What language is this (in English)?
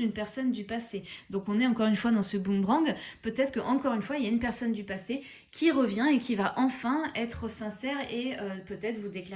French